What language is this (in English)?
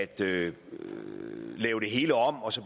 Danish